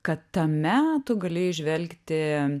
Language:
Lithuanian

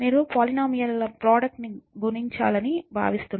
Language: Telugu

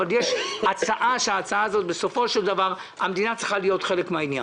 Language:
Hebrew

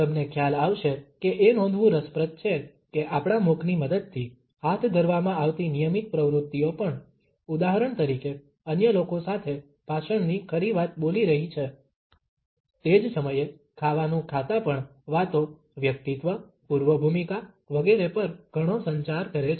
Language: Gujarati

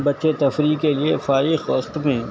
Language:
Urdu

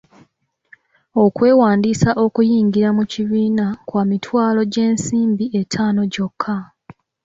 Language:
Ganda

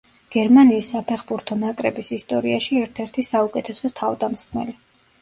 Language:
Georgian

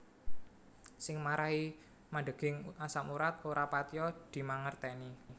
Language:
Javanese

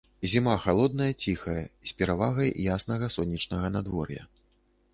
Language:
Belarusian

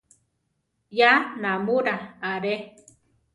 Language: Central Tarahumara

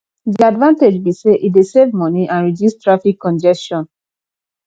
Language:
Nigerian Pidgin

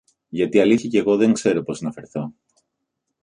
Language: Greek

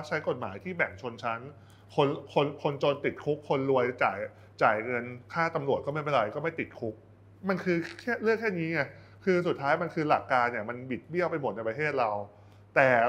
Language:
Thai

